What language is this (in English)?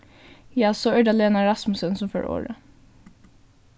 Faroese